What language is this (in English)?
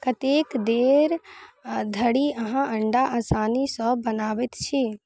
Maithili